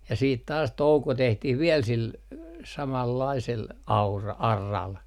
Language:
Finnish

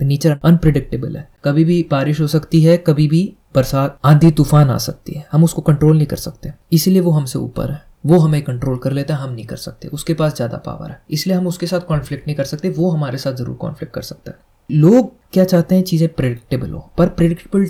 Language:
Hindi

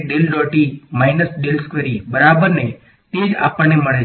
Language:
Gujarati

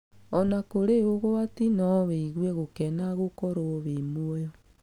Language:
Kikuyu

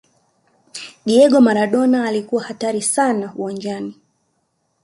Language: Swahili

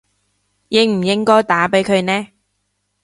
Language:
Cantonese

